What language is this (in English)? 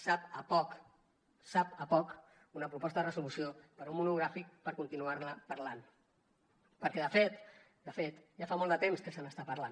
Catalan